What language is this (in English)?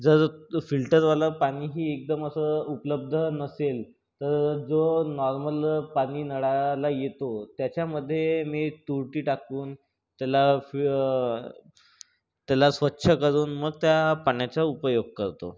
Marathi